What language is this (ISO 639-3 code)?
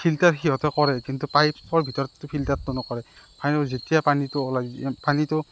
asm